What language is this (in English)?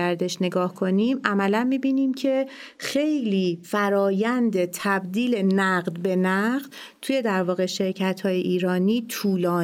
Persian